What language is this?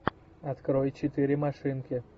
Russian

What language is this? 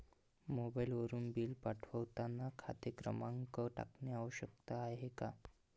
Marathi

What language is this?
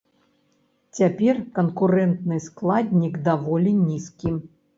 Belarusian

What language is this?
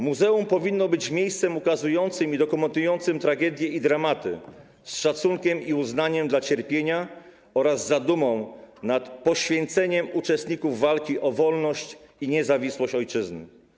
Polish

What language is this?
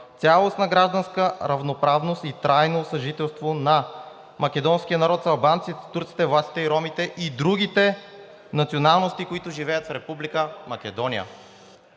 Bulgarian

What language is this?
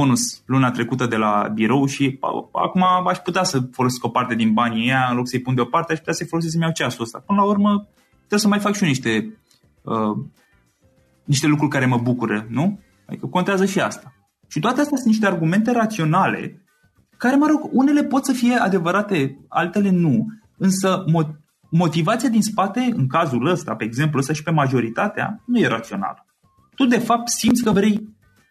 Romanian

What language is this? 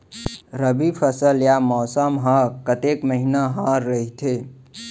Chhattisgarhi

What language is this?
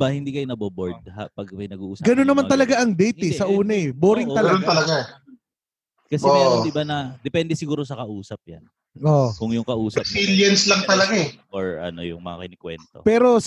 Filipino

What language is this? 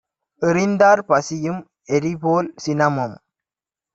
Tamil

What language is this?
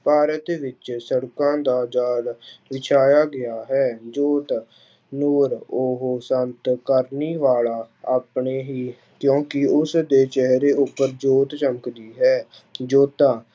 Punjabi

